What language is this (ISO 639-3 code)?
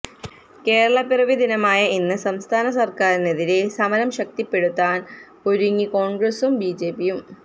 mal